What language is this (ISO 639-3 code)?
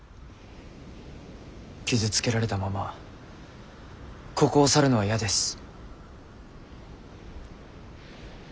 jpn